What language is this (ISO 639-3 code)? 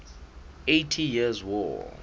sot